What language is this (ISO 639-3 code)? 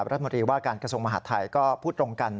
tha